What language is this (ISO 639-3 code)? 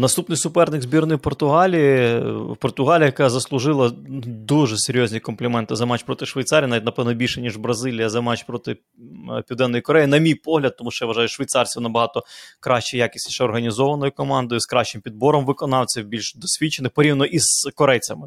ukr